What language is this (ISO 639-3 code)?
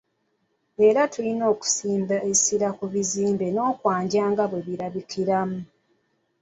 lug